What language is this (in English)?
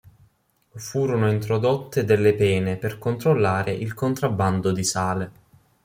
Italian